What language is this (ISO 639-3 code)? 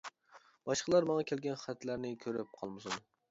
uig